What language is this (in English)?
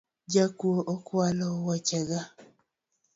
Luo (Kenya and Tanzania)